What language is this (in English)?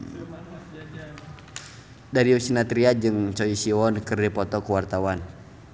Sundanese